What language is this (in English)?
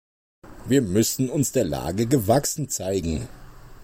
German